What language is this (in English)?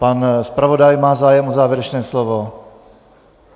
Czech